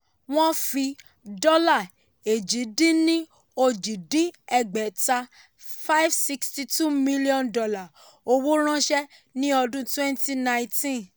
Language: Yoruba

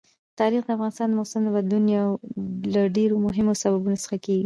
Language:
Pashto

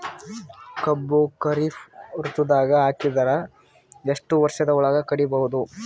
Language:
Kannada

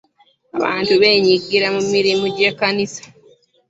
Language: Ganda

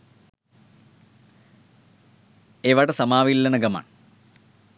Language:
Sinhala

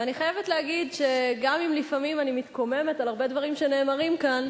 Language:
Hebrew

